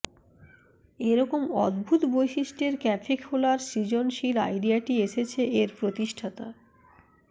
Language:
Bangla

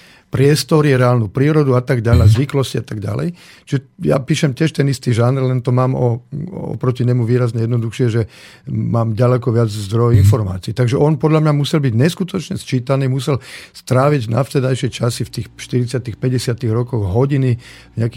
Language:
Slovak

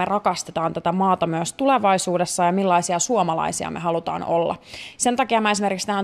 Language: Finnish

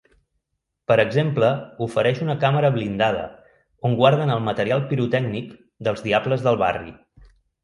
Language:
Catalan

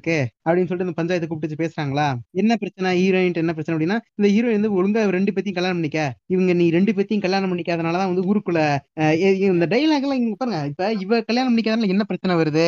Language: Tamil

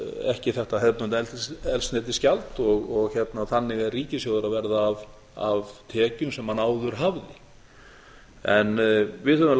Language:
Icelandic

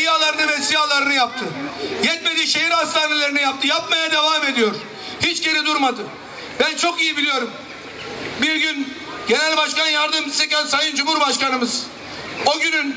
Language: Turkish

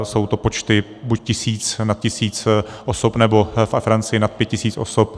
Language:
Czech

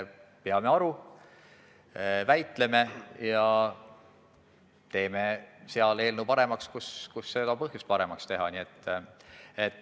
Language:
Estonian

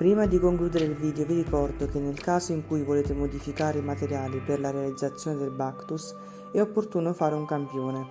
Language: Italian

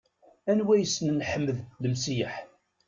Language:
Kabyle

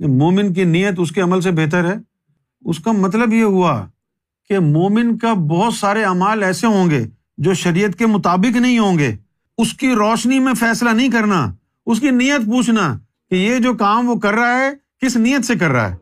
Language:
Urdu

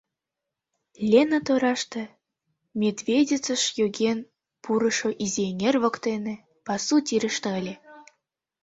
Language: Mari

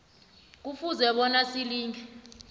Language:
South Ndebele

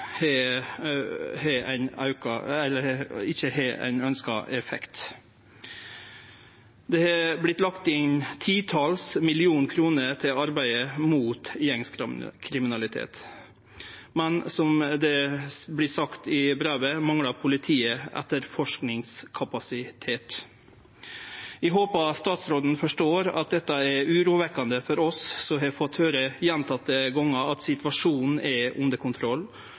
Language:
Norwegian Nynorsk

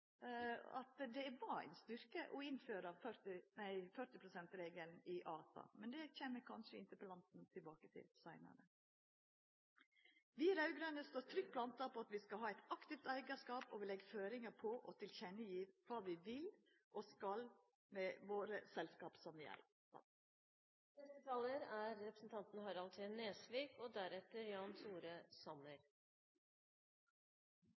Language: Norwegian Nynorsk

